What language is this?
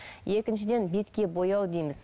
Kazakh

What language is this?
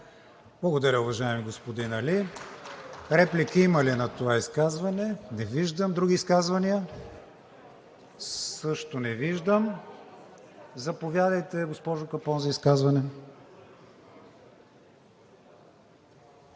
Bulgarian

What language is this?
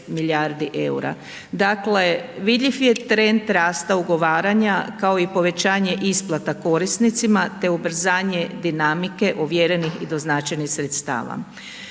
Croatian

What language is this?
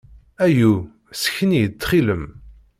Kabyle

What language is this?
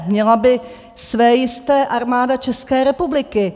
Czech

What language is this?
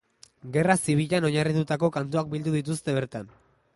Basque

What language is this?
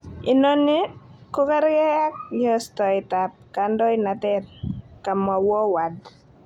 Kalenjin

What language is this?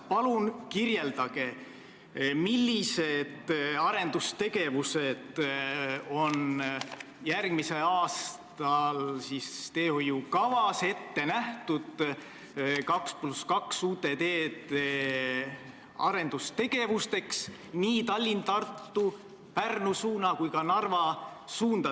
Estonian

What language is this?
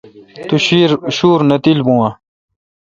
Kalkoti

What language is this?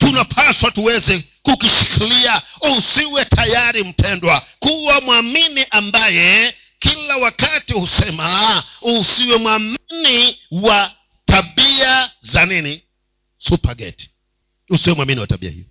Swahili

